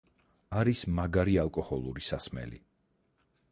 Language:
Georgian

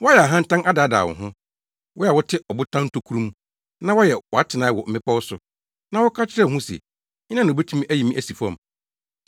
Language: Akan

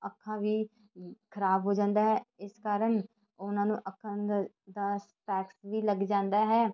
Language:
Punjabi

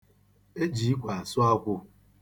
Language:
Igbo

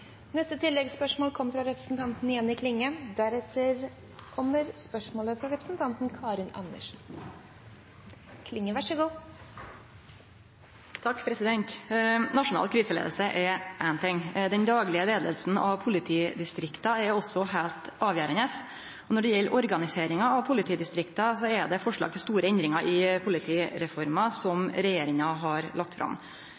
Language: Norwegian Nynorsk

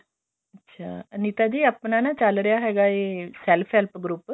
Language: Punjabi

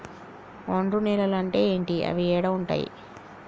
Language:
Telugu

